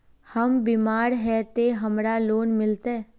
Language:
Magahi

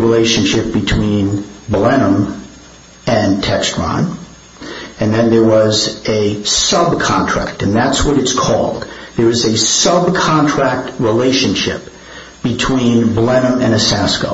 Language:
English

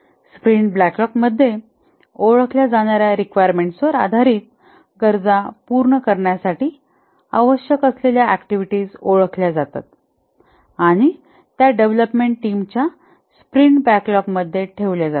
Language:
Marathi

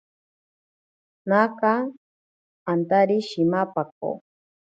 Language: Ashéninka Perené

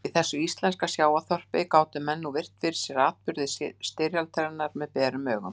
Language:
Icelandic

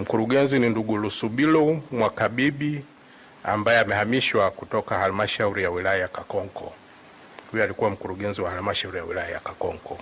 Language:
Swahili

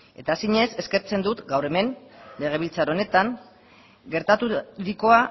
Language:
Basque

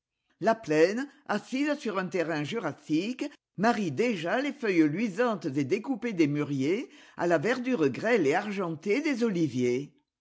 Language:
French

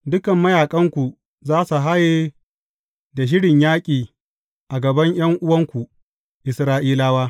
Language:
Hausa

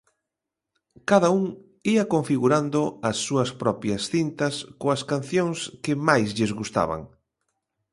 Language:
Galician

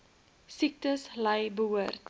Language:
Afrikaans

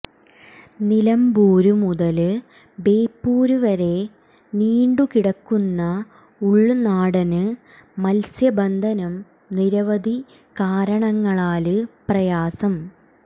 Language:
Malayalam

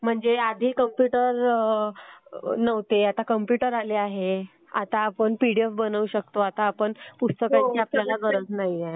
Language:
Marathi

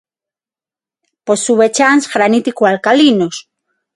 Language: Galician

